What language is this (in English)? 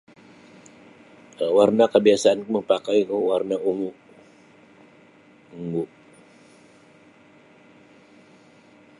Sabah Bisaya